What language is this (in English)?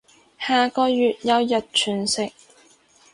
Cantonese